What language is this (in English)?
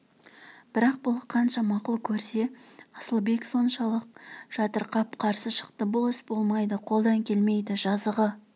Kazakh